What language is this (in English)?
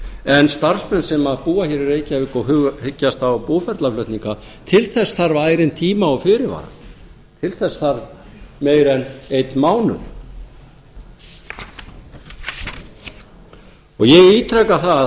Icelandic